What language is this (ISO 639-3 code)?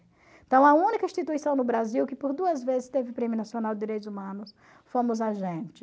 por